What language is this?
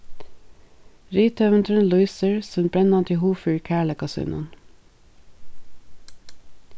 Faroese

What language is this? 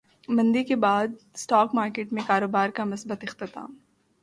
Urdu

